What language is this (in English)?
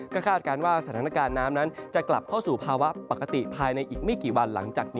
Thai